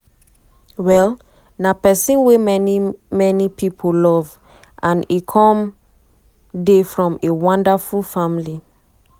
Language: Nigerian Pidgin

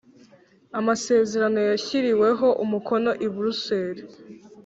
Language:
Kinyarwanda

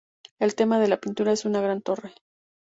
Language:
Spanish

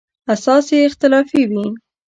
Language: Pashto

